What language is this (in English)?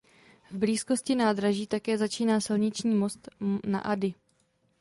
Czech